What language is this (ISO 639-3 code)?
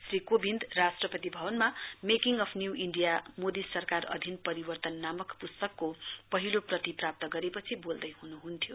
nep